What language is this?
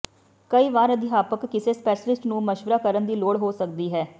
Punjabi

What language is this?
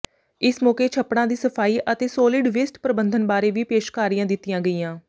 Punjabi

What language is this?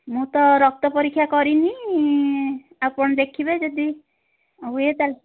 Odia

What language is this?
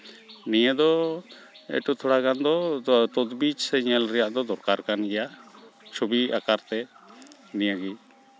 Santali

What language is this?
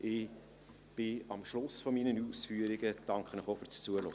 Swiss German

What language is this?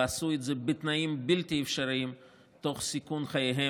Hebrew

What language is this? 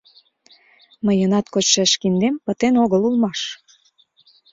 Mari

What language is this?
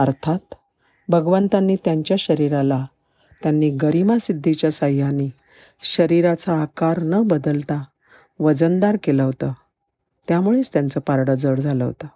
Marathi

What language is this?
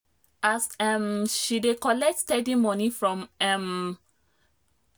Nigerian Pidgin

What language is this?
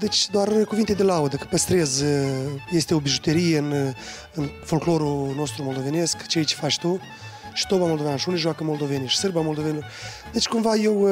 Romanian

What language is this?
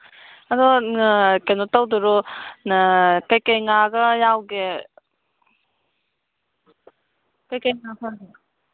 Manipuri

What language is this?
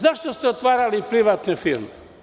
Serbian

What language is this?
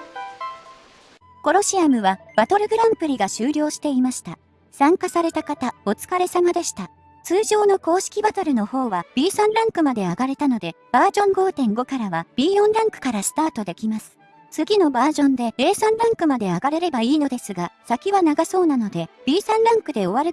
Japanese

